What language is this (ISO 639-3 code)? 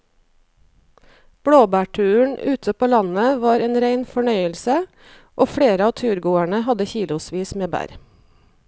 nor